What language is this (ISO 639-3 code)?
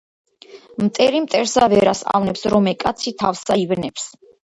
kat